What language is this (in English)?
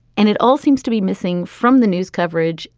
English